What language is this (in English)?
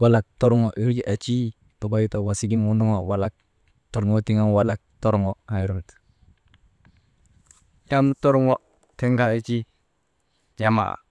Maba